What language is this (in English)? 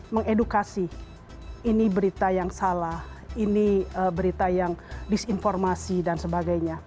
Indonesian